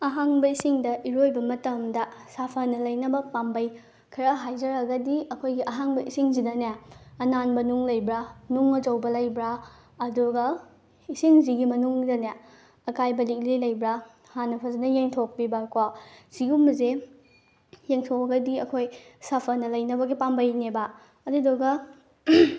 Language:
Manipuri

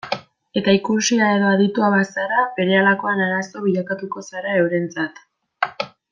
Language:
Basque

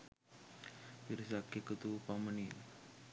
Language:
Sinhala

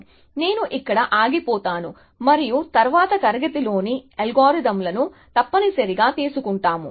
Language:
Telugu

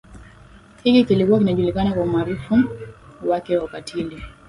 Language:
Swahili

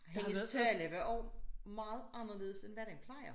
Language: Danish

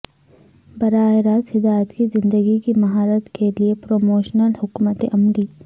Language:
Urdu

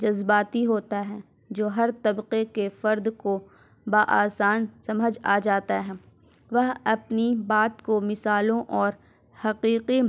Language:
Urdu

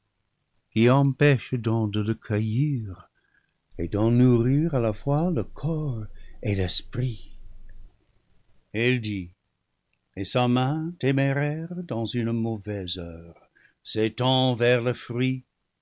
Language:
French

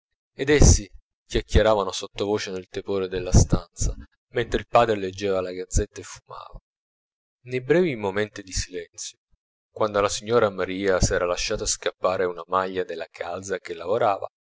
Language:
Italian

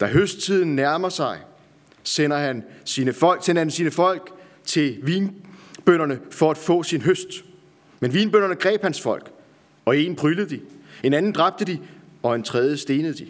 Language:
Danish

